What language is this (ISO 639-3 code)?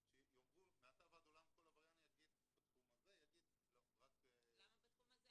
heb